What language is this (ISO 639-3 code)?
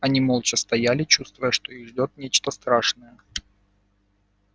rus